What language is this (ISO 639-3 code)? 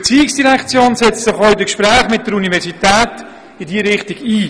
gsw